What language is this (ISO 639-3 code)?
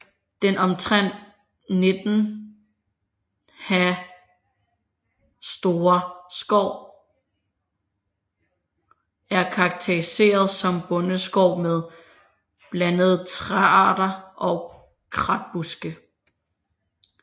dan